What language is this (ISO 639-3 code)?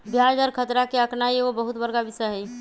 mag